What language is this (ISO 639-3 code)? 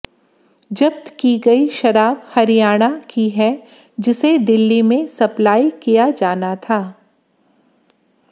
hin